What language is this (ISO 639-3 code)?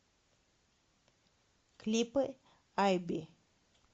rus